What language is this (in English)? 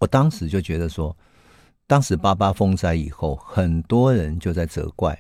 Chinese